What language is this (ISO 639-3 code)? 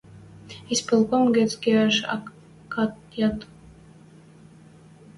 mrj